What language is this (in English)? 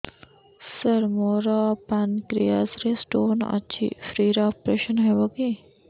Odia